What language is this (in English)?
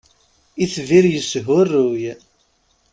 Kabyle